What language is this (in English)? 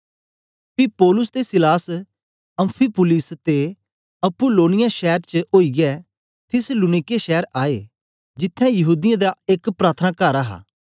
Dogri